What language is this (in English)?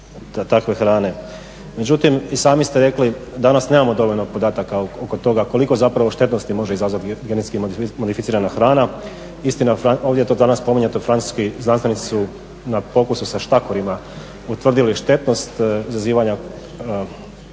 Croatian